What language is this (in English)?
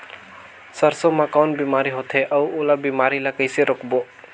Chhattisgarhi